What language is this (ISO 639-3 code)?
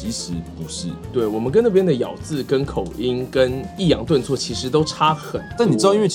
zho